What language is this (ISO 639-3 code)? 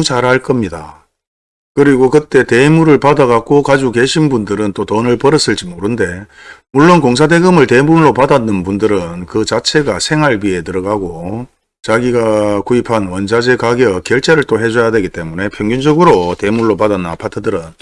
kor